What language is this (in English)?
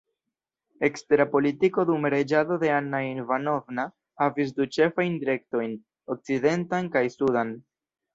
Esperanto